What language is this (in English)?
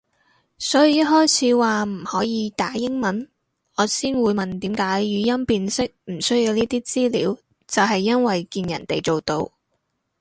Cantonese